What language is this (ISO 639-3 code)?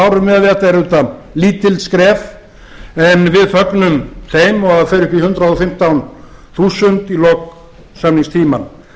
isl